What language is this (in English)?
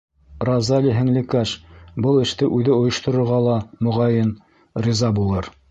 Bashkir